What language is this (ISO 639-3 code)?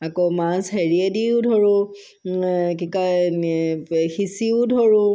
asm